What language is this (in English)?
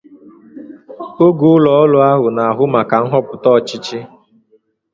Igbo